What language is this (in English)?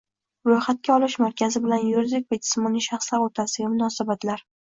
Uzbek